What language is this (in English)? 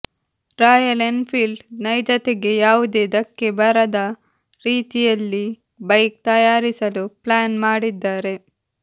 Kannada